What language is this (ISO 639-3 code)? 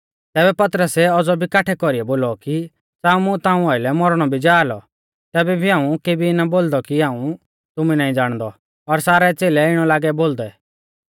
bfz